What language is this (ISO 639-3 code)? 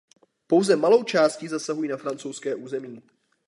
ces